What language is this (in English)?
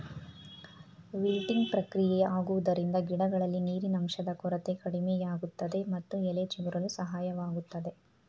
Kannada